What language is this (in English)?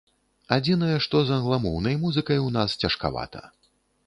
Belarusian